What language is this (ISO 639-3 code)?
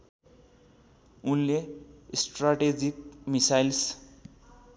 nep